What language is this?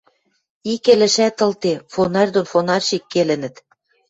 Western Mari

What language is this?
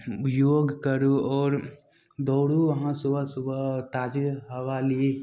Maithili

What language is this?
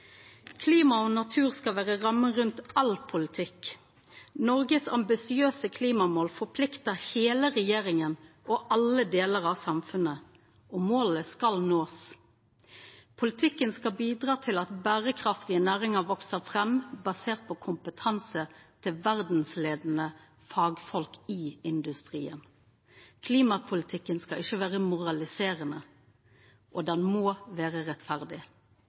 Norwegian Nynorsk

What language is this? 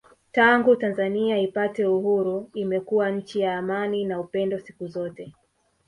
Swahili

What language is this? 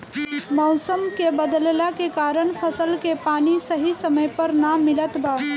Bhojpuri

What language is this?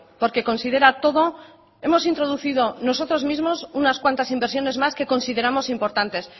Spanish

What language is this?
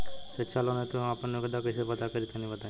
Bhojpuri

